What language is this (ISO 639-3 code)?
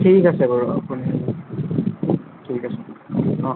asm